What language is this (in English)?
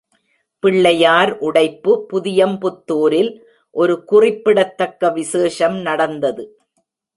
Tamil